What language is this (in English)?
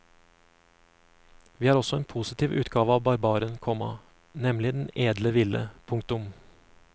Norwegian